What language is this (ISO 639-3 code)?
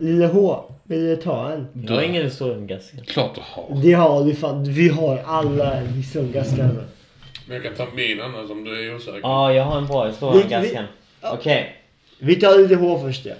swe